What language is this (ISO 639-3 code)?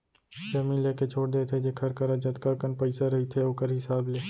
hne